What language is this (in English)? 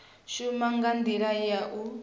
Venda